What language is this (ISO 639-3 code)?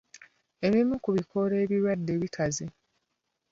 lug